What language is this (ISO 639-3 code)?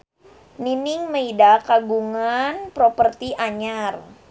sun